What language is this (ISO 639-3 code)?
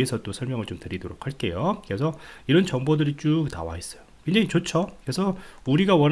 kor